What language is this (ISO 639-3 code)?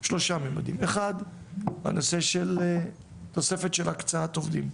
heb